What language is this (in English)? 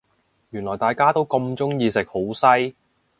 Cantonese